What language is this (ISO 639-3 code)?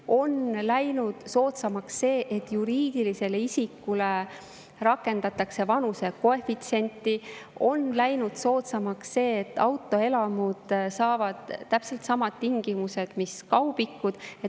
est